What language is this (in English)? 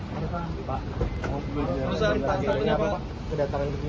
Indonesian